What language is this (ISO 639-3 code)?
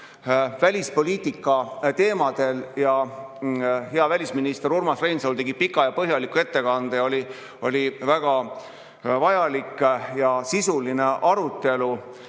est